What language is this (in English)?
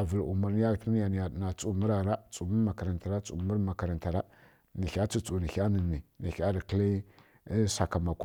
Kirya-Konzəl